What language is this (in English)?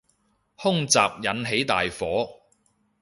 Cantonese